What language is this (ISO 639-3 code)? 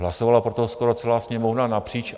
ces